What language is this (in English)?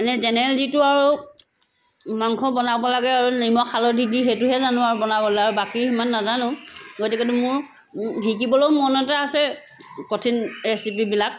Assamese